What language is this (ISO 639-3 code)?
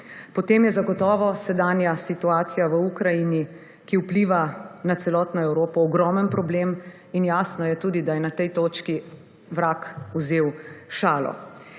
slv